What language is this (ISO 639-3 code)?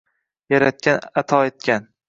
uzb